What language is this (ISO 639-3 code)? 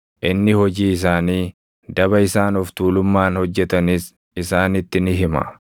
orm